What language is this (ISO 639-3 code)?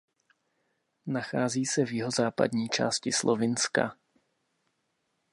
ces